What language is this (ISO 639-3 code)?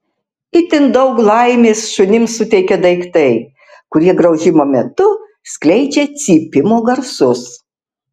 lit